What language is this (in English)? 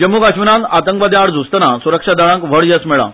Konkani